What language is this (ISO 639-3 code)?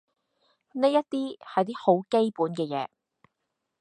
yue